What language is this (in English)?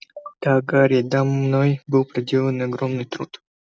Russian